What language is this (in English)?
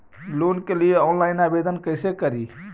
Magahi